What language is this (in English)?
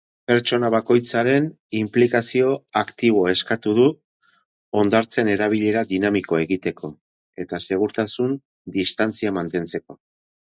Basque